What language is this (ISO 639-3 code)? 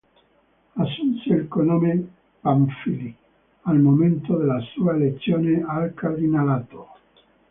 ita